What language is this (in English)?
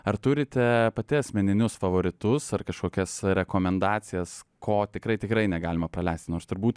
Lithuanian